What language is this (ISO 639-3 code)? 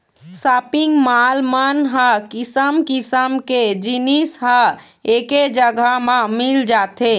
hne